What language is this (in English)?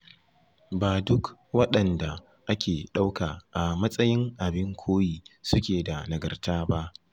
Hausa